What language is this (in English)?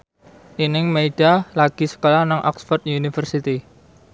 Javanese